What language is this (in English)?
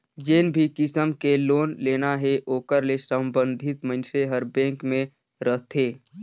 Chhattisgarhi